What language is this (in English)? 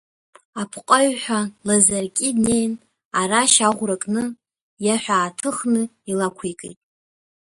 Abkhazian